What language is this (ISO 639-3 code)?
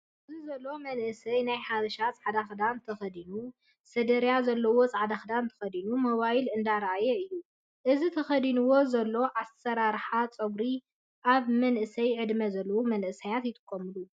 tir